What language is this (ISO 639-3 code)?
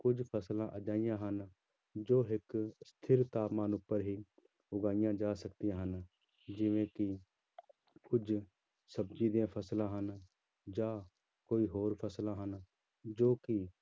pan